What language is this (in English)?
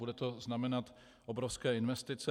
Czech